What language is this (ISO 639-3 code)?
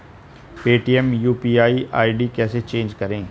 hin